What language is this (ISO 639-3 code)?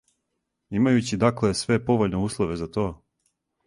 srp